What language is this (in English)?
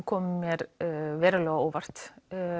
Icelandic